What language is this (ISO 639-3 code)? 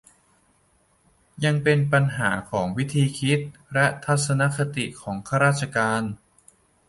tha